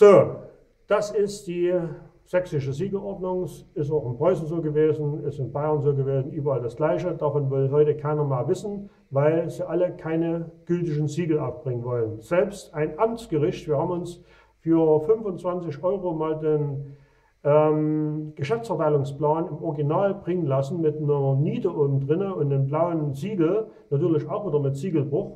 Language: German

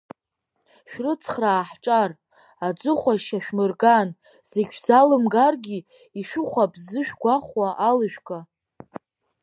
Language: Abkhazian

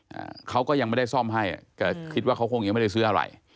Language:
Thai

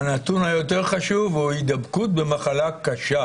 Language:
Hebrew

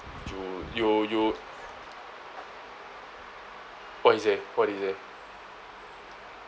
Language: English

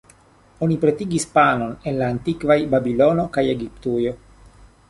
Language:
Esperanto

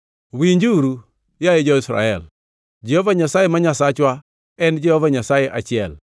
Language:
Luo (Kenya and Tanzania)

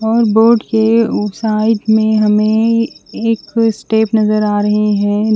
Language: Hindi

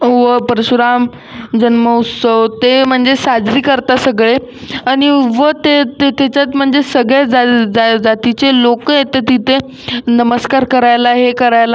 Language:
Marathi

